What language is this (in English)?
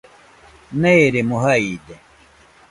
Nüpode Huitoto